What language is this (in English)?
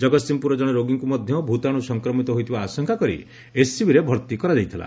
Odia